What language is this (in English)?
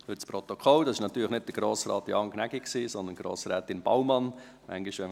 Swiss German